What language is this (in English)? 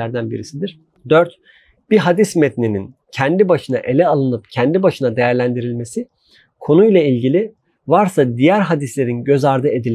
Turkish